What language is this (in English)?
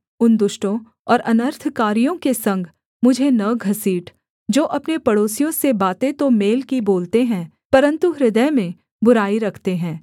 Hindi